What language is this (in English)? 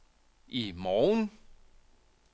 Danish